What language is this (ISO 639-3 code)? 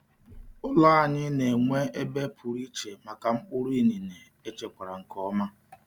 ibo